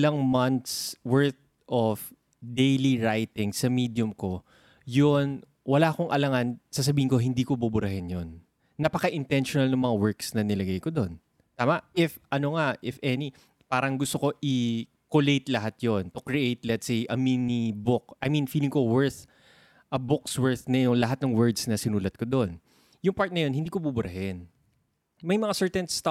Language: Filipino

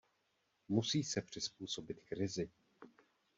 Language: Czech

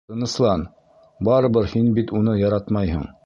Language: Bashkir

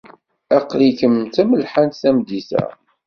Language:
Kabyle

